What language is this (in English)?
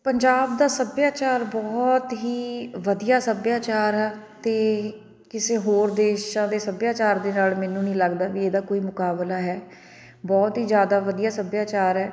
Punjabi